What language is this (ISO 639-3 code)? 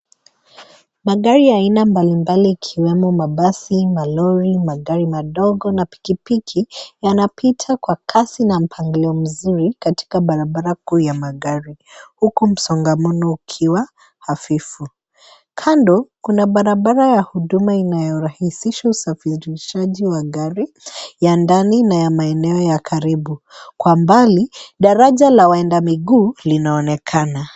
swa